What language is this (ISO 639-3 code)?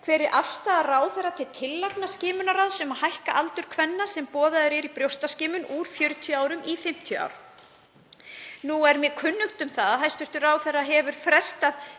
isl